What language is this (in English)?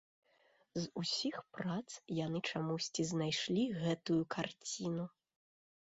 Belarusian